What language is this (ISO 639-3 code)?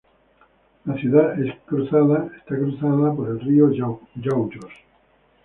spa